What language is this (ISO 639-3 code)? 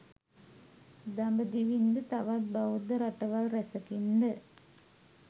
sin